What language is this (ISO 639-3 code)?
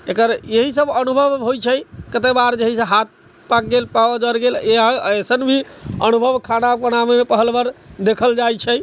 mai